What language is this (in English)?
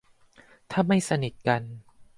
Thai